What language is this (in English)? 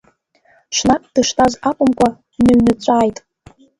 Abkhazian